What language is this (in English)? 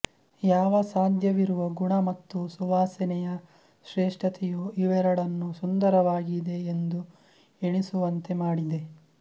Kannada